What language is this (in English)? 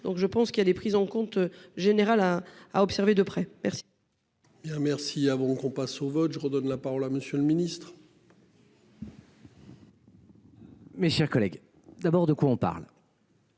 French